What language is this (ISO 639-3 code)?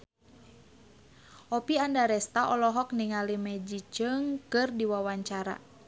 sun